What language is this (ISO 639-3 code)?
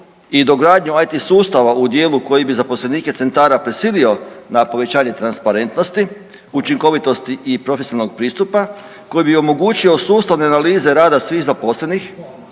hrv